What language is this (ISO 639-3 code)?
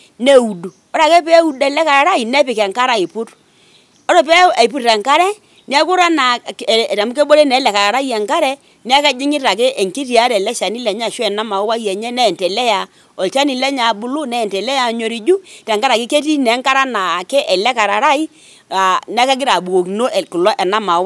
mas